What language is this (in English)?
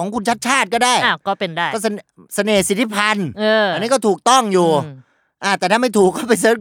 Thai